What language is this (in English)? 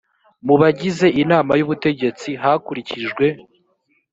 Kinyarwanda